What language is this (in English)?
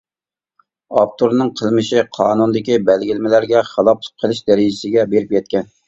Uyghur